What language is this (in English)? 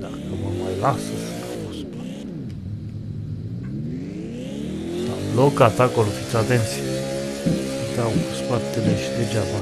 Romanian